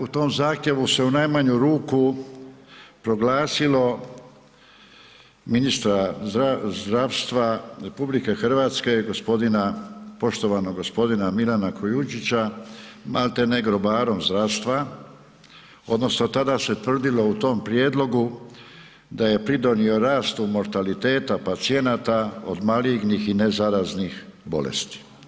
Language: Croatian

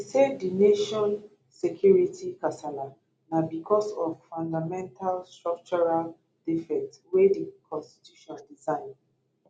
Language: Nigerian Pidgin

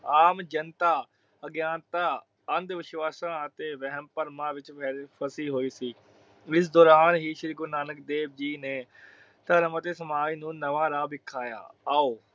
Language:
Punjabi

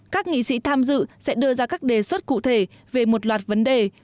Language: Vietnamese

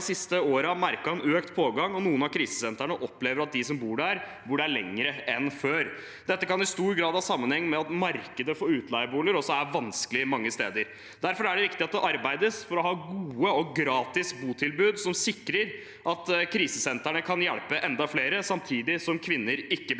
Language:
Norwegian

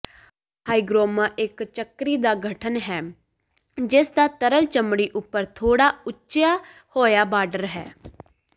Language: Punjabi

